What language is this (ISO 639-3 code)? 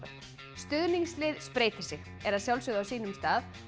isl